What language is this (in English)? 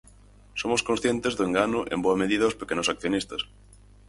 Galician